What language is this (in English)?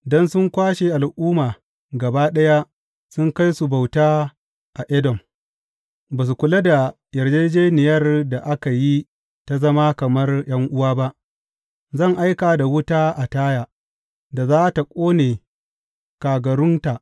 Hausa